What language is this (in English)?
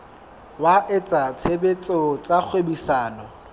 Southern Sotho